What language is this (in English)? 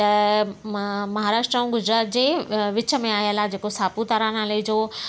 Sindhi